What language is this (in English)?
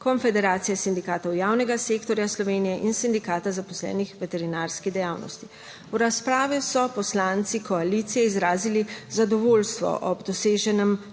Slovenian